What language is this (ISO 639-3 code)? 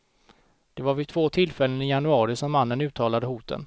swe